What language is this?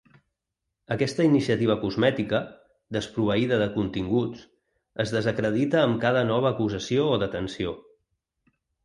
Catalan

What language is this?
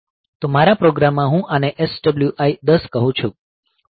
Gujarati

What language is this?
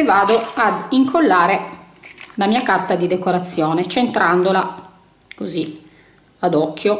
Italian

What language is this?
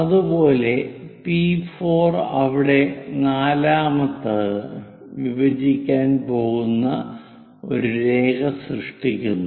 Malayalam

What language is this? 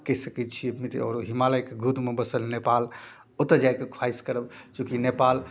Maithili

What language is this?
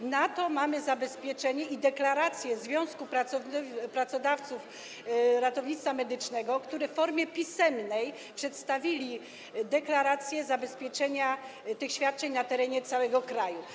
Polish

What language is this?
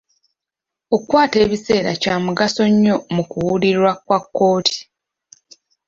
Ganda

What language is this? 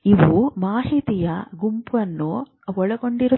Kannada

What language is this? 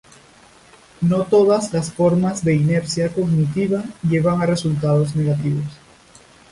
Spanish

